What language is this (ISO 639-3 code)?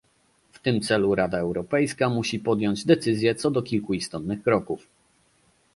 pol